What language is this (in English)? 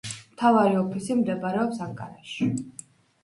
Georgian